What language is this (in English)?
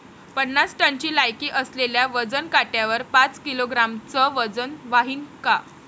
Marathi